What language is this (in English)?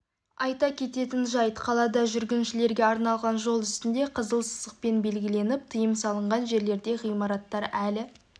Kazakh